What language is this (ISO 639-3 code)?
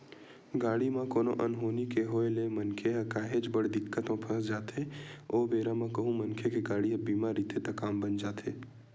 hne